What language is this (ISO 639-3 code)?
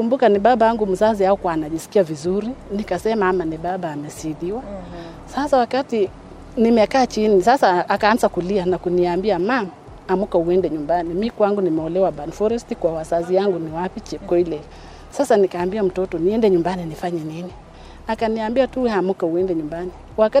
swa